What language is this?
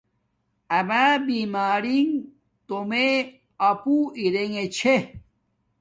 Domaaki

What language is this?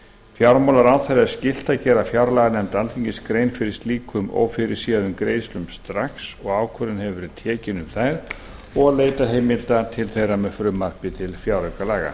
Icelandic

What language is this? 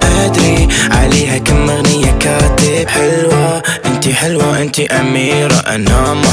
Arabic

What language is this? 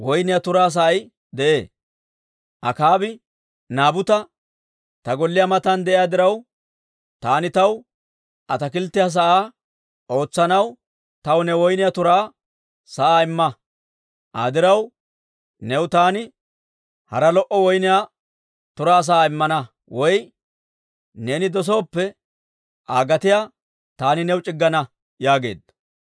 Dawro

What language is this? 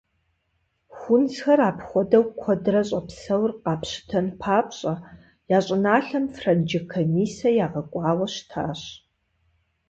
Kabardian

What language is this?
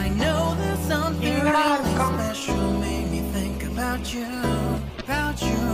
English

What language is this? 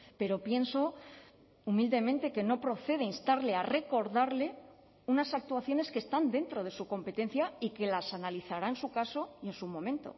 Spanish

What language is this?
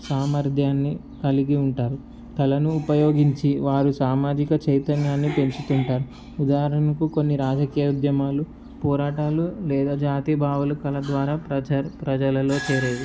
Telugu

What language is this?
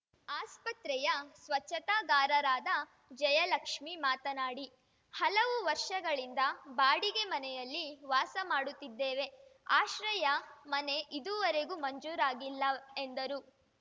Kannada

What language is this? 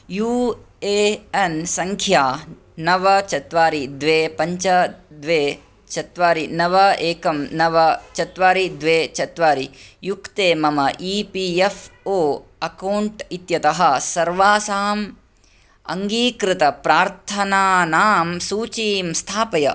Sanskrit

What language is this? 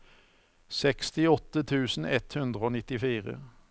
Norwegian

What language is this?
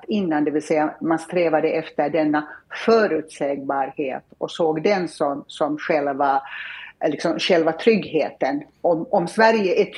Swedish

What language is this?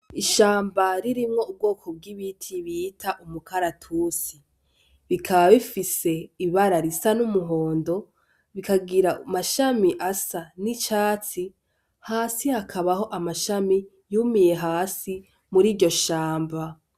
Rundi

